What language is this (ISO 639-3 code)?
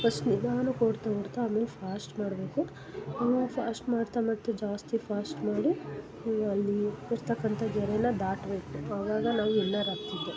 kan